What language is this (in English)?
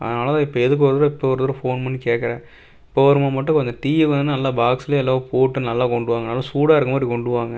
Tamil